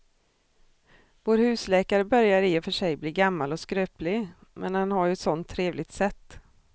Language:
Swedish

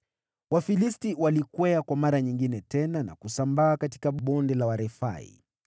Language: Swahili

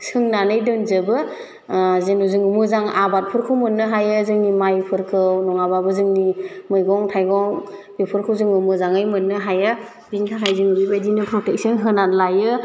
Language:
Bodo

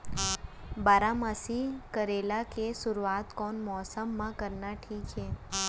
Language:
Chhattisgarhi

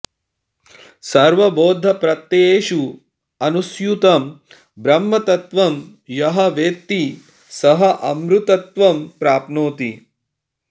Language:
Sanskrit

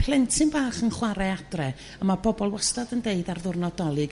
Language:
Welsh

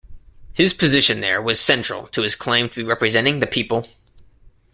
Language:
English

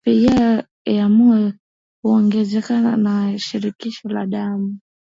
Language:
Swahili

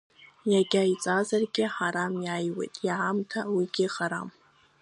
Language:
Abkhazian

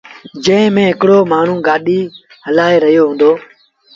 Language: Sindhi Bhil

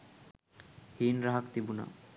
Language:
Sinhala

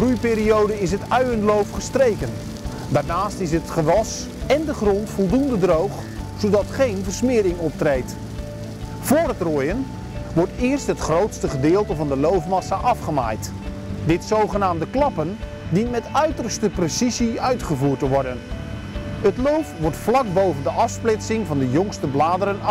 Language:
Dutch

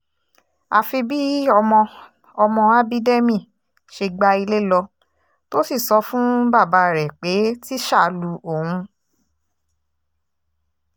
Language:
Yoruba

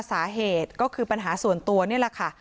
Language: Thai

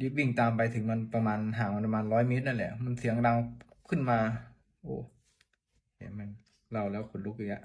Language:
Thai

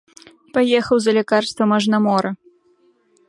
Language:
Belarusian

